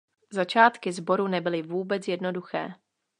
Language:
Czech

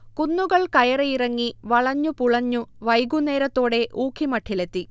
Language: Malayalam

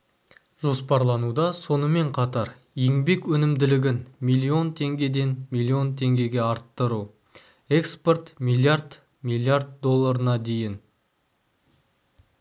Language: Kazakh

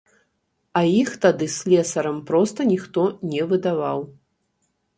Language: Belarusian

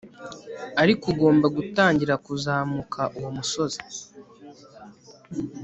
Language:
Kinyarwanda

